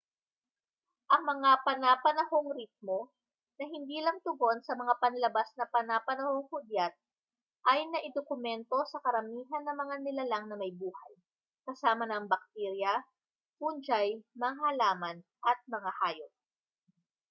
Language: Filipino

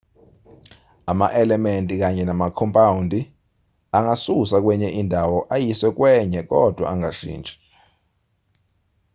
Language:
Zulu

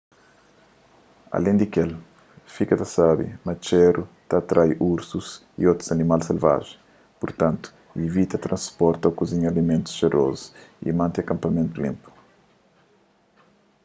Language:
Kabuverdianu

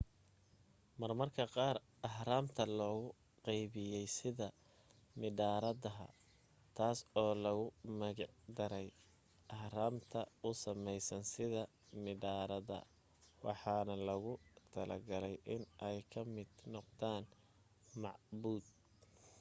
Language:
Somali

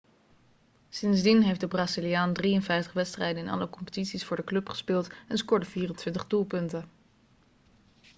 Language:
Dutch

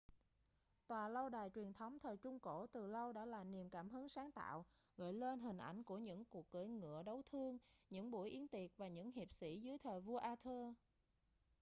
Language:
Vietnamese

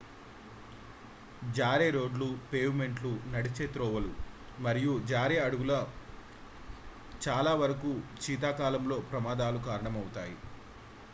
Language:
Telugu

